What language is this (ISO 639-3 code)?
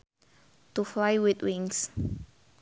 sun